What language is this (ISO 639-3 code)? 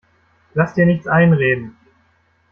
deu